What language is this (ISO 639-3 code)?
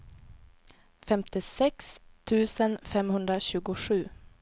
swe